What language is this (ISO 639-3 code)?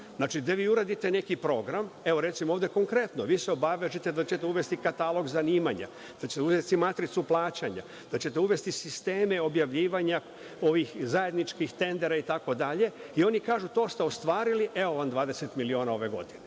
srp